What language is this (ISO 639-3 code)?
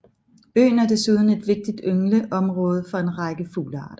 dan